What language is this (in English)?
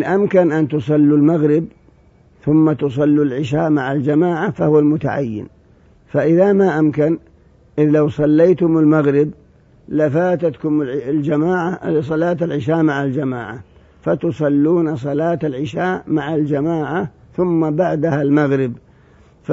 Arabic